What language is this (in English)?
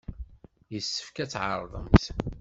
Kabyle